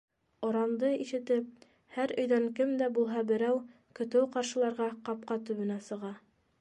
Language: Bashkir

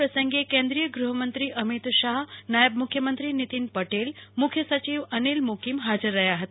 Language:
Gujarati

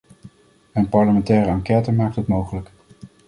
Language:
Dutch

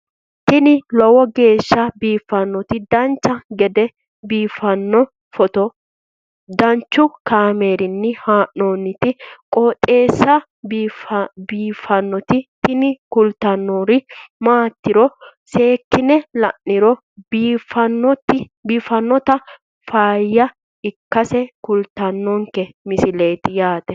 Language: Sidamo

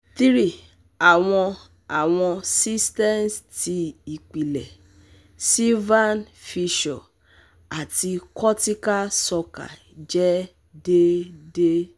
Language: Yoruba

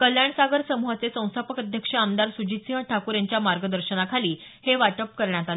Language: Marathi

